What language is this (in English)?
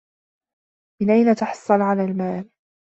Arabic